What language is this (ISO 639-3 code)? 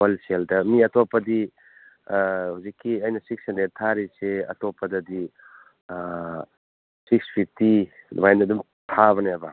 mni